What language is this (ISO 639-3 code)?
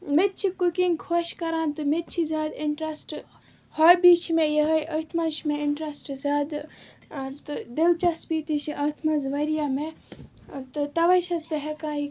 kas